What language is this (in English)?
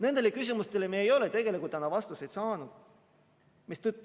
Estonian